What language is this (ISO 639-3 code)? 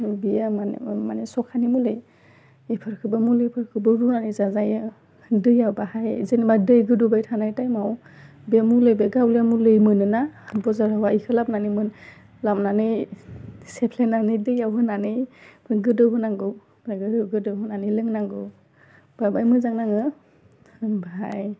brx